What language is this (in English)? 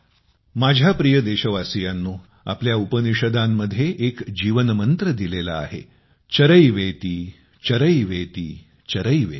Marathi